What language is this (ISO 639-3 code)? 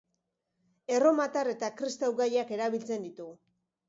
eus